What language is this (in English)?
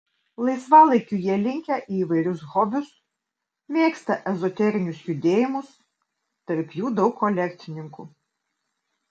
Lithuanian